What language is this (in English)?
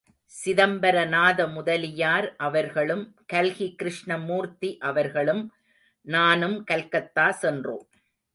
Tamil